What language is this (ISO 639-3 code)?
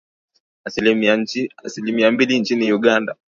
swa